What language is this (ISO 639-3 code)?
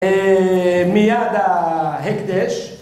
heb